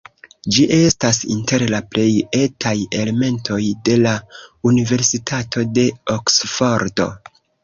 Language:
Esperanto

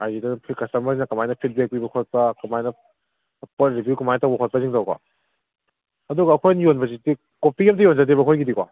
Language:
Manipuri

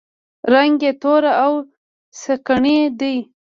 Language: Pashto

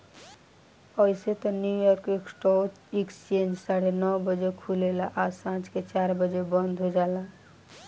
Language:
Bhojpuri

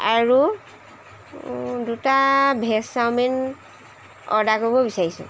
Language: Assamese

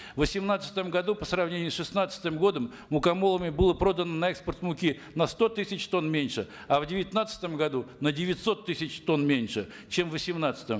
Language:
Kazakh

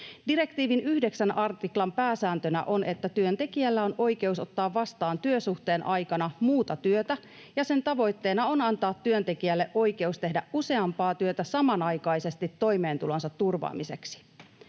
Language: Finnish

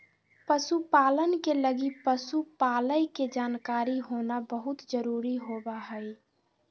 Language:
Magahi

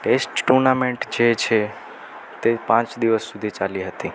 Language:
Gujarati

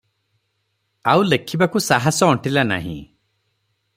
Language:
Odia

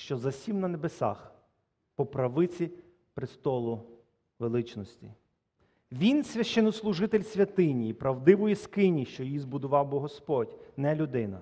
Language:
Ukrainian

